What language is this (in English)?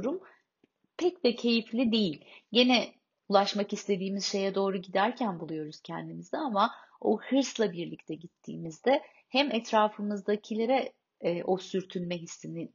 Turkish